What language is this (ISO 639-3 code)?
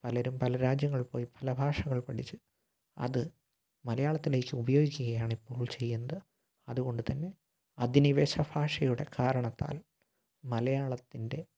mal